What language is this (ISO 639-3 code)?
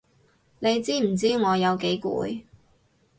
yue